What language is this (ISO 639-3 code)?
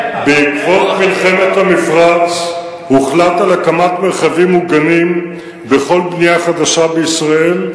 heb